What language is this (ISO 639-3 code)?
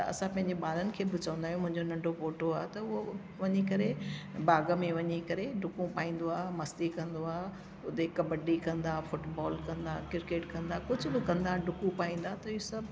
snd